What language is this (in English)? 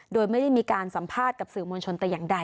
Thai